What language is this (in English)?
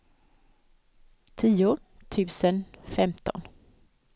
Swedish